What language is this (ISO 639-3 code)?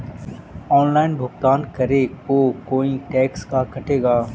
mag